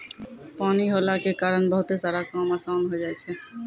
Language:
Maithili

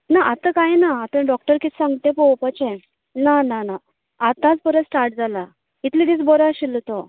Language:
Konkani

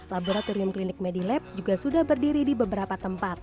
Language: Indonesian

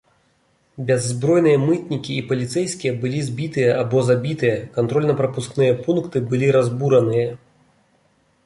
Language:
Belarusian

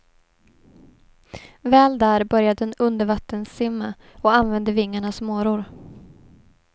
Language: Swedish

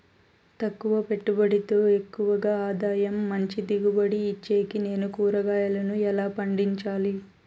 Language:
Telugu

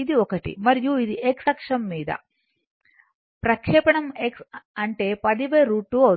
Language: Telugu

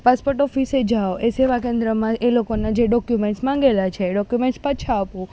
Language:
Gujarati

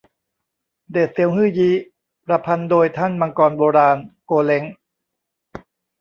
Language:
Thai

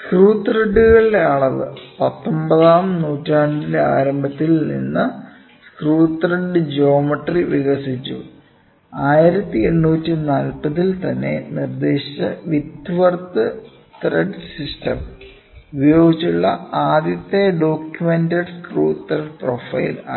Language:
Malayalam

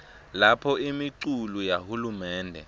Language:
Swati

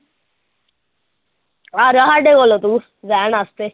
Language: Punjabi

